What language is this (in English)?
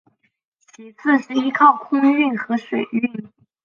Chinese